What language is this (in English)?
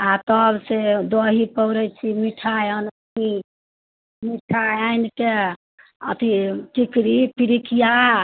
Maithili